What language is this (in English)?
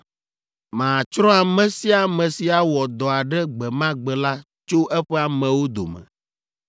Ewe